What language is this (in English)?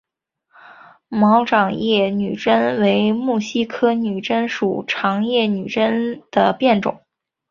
Chinese